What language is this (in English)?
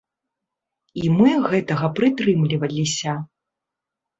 Belarusian